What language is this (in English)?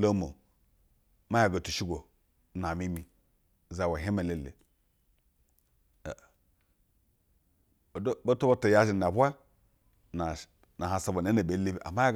Basa (Nigeria)